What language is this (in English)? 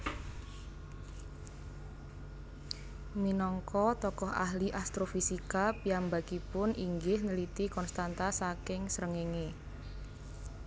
Javanese